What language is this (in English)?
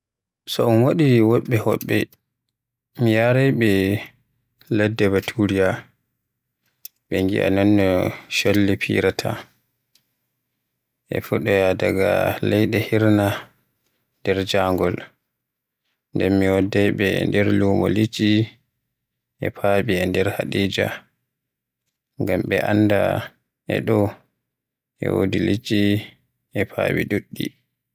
Western Niger Fulfulde